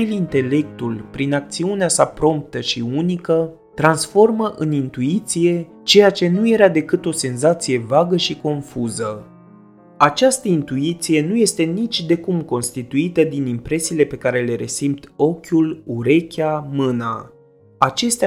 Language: Romanian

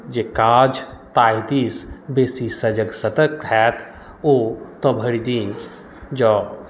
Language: Maithili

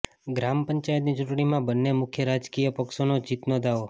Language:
Gujarati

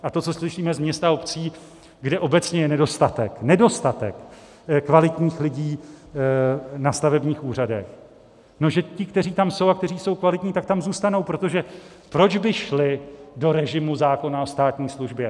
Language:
Czech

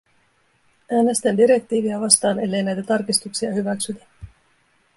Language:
Finnish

